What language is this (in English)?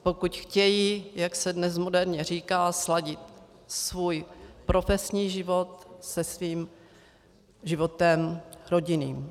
Czech